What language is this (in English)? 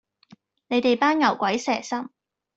Cantonese